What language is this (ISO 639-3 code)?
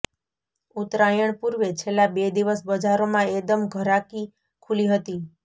guj